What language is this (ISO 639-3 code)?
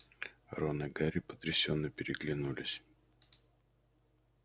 rus